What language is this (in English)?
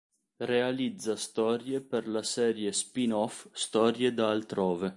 Italian